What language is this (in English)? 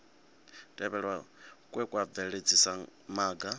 Venda